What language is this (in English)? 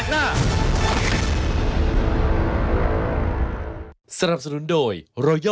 Thai